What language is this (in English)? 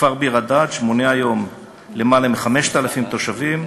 Hebrew